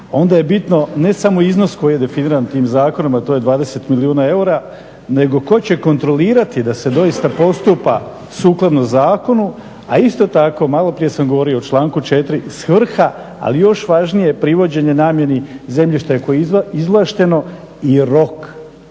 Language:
Croatian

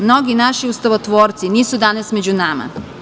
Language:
Serbian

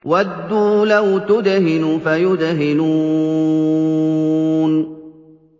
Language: Arabic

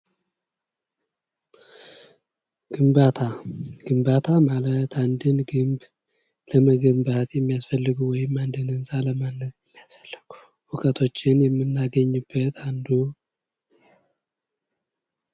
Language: Amharic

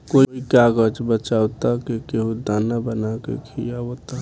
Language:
Bhojpuri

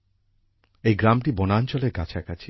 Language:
Bangla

